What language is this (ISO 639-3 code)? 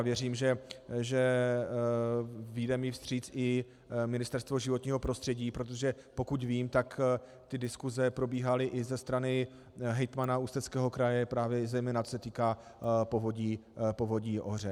ces